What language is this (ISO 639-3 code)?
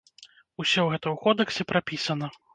bel